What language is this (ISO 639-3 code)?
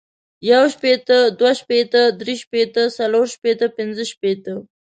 pus